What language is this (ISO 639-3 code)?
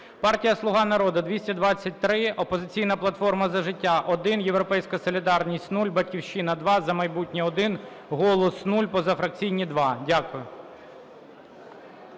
ukr